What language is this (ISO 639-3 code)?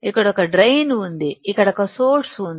tel